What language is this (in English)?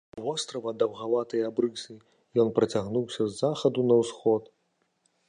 Belarusian